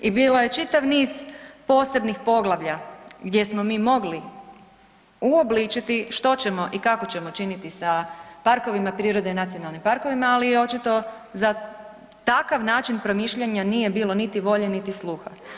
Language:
Croatian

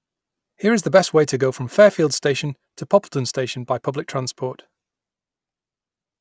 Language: English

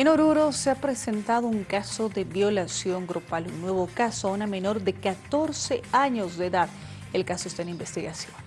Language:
Spanish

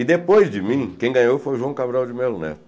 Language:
Portuguese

